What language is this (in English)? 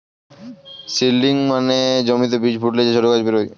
Bangla